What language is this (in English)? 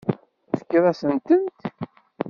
Kabyle